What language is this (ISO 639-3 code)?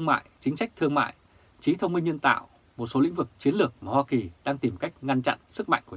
vie